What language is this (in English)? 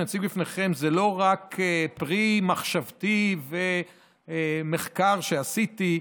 Hebrew